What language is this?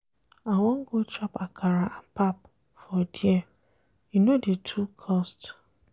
Nigerian Pidgin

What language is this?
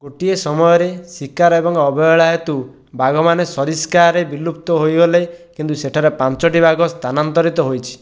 Odia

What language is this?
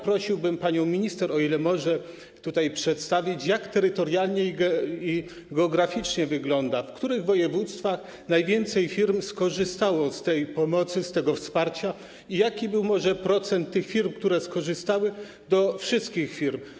Polish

